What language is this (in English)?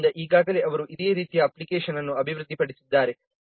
Kannada